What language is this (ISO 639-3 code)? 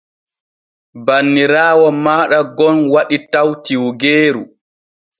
fue